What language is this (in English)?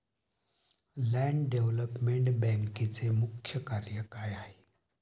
Marathi